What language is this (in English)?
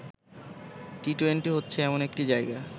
Bangla